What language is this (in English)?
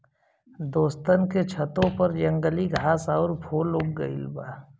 Bhojpuri